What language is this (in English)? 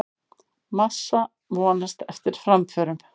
Icelandic